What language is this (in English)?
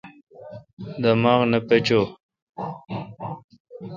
Kalkoti